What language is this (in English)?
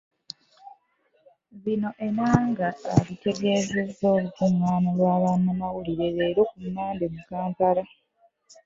Ganda